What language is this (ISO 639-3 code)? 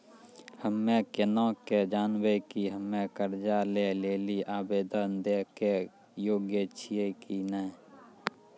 mai